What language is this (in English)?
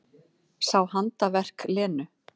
Icelandic